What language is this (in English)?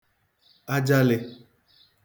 Igbo